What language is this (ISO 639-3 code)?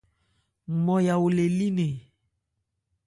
ebr